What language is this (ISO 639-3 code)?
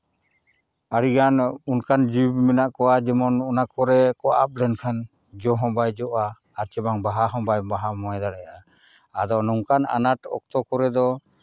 sat